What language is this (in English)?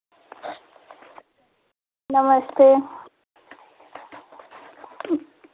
Hindi